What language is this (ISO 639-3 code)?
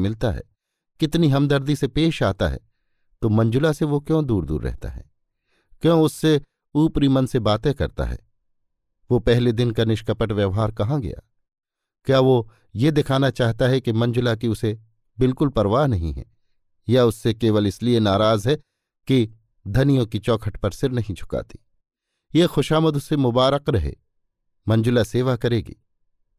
hin